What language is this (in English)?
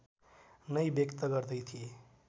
Nepali